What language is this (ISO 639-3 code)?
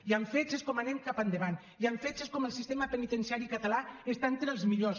cat